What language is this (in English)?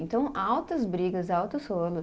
Portuguese